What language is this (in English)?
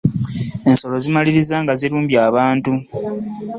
Ganda